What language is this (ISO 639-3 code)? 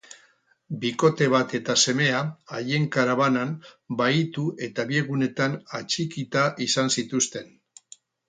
eus